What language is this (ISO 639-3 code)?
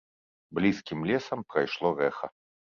bel